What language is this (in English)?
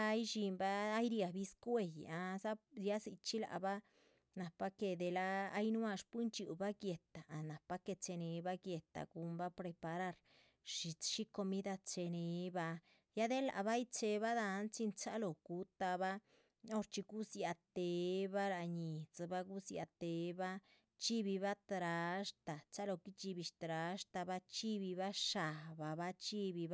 Chichicapan Zapotec